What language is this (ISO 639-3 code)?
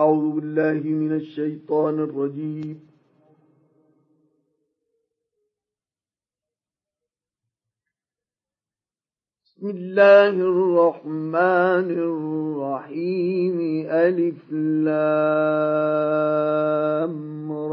ara